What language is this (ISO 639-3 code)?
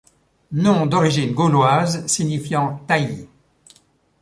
fra